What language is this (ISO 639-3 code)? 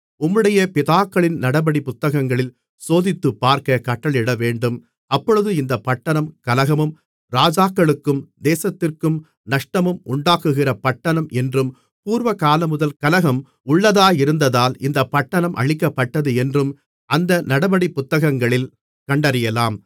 tam